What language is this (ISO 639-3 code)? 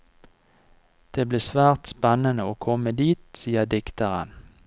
nor